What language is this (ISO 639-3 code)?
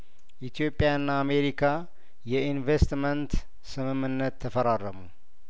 amh